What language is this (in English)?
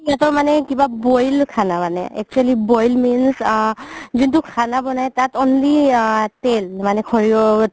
Assamese